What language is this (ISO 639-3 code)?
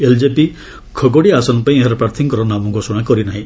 ori